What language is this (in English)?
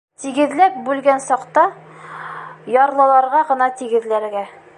Bashkir